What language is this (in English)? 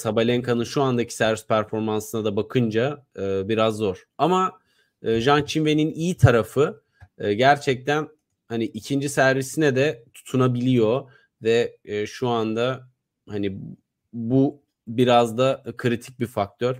Turkish